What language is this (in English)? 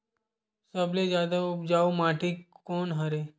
Chhattisgarhi